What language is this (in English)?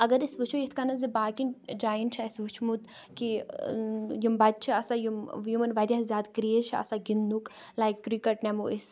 Kashmiri